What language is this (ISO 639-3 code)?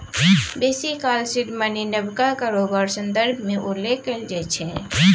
mai